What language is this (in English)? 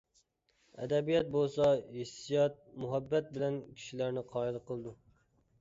Uyghur